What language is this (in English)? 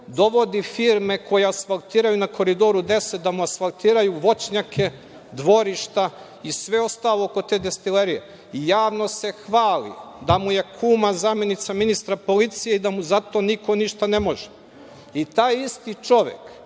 Serbian